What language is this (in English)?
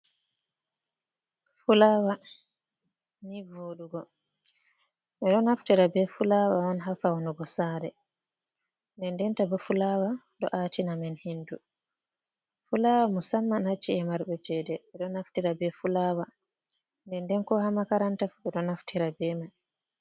Fula